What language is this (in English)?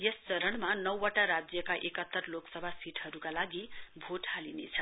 Nepali